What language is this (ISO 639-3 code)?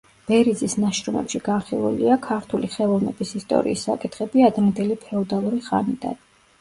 kat